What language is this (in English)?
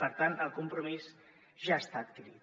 Catalan